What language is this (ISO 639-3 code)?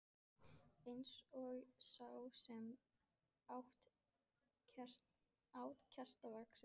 isl